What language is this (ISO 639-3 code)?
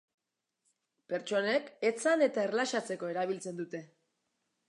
eus